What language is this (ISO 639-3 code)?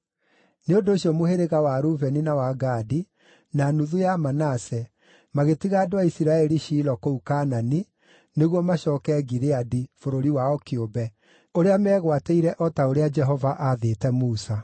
kik